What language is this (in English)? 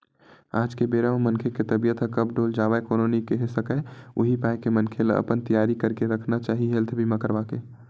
Chhattisgarhi